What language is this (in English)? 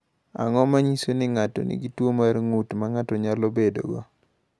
Luo (Kenya and Tanzania)